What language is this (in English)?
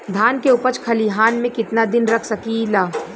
Bhojpuri